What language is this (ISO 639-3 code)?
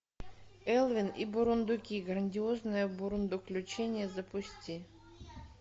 rus